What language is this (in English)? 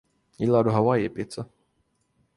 Swedish